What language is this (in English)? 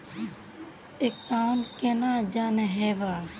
Magahi